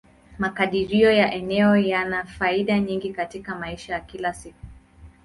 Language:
Swahili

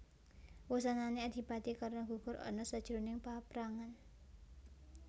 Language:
Javanese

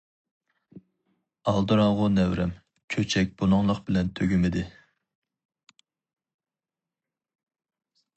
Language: Uyghur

